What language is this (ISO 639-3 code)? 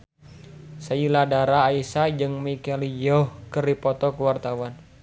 sun